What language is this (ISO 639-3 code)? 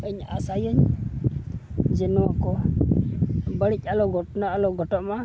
sat